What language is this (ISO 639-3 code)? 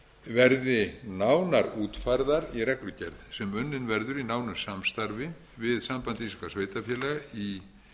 isl